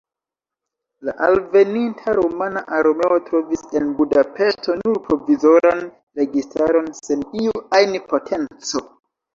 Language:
Esperanto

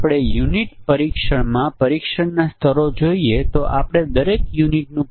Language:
Gujarati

